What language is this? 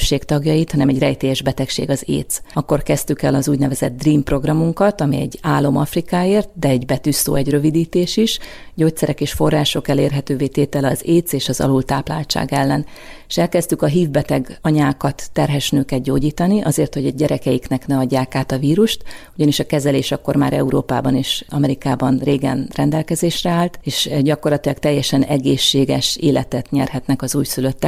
Hungarian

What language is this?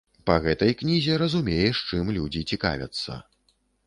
Belarusian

